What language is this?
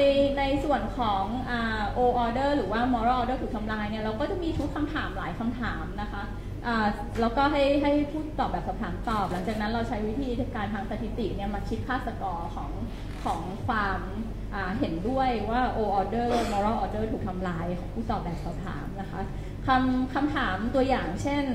Thai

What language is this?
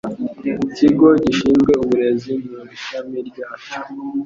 Kinyarwanda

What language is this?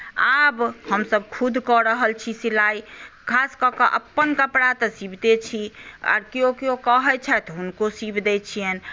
Maithili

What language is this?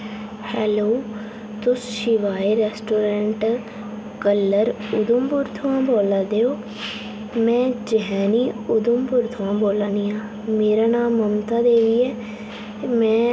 Dogri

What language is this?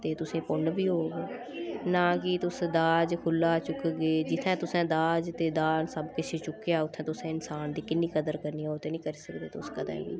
Dogri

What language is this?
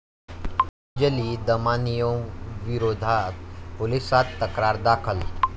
Marathi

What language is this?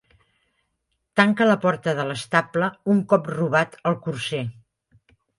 Catalan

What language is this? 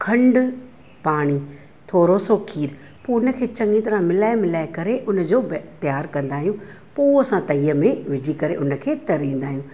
Sindhi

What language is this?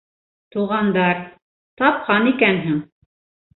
Bashkir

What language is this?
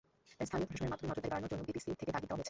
Bangla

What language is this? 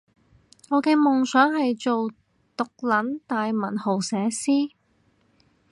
Cantonese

